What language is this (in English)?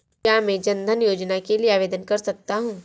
Hindi